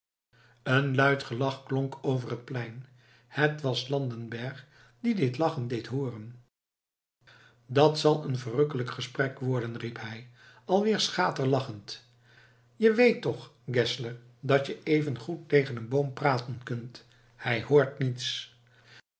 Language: Dutch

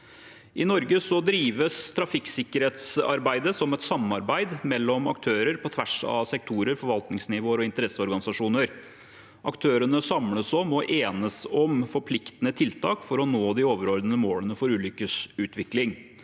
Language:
Norwegian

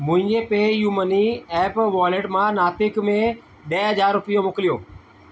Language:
Sindhi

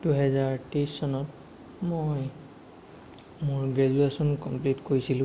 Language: Assamese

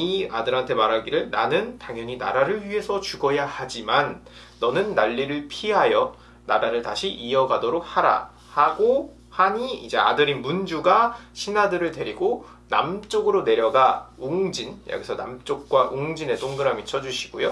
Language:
Korean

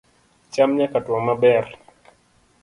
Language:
Luo (Kenya and Tanzania)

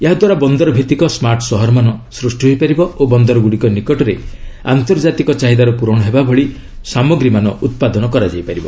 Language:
Odia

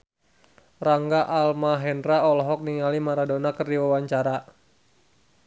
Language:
Sundanese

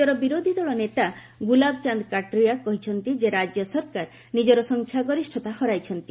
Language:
Odia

